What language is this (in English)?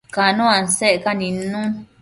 Matsés